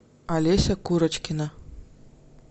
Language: Russian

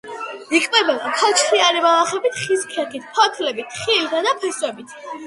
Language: Georgian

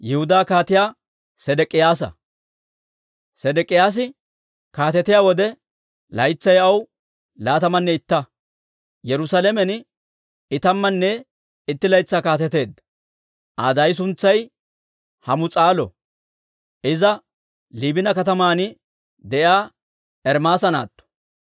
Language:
Dawro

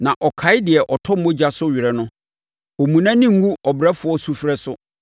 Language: Akan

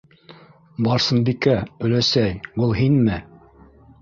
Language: Bashkir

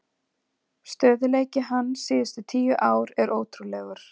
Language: Icelandic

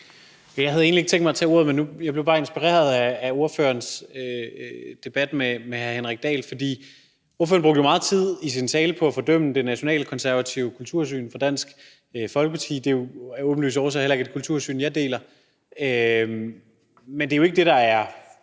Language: Danish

